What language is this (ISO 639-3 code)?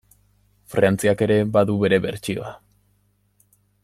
eus